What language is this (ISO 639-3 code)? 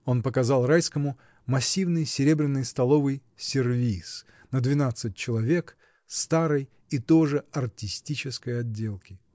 rus